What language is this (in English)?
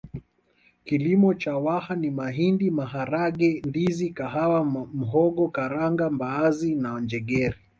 Swahili